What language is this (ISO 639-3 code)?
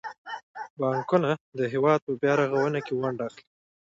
pus